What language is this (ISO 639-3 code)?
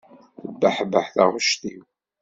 kab